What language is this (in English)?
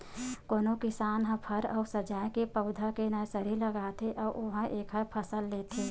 Chhattisgarhi